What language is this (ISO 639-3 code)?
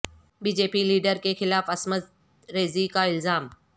urd